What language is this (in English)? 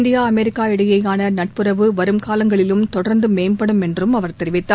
Tamil